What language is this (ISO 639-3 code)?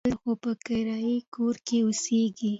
pus